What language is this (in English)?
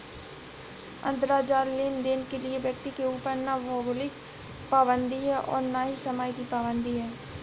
Hindi